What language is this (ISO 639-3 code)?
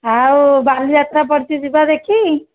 ori